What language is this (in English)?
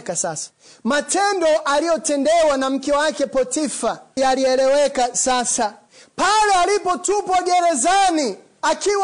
Swahili